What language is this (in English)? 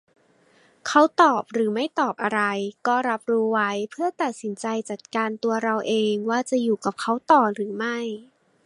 Thai